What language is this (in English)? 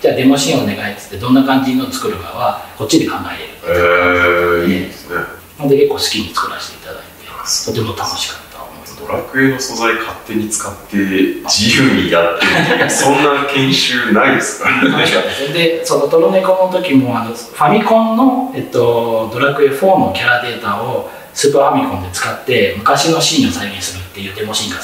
Japanese